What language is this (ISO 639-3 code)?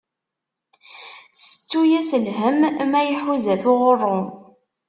kab